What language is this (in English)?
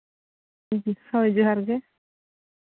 Santali